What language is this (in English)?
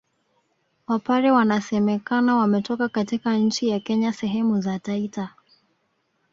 Swahili